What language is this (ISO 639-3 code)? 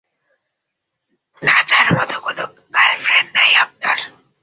ben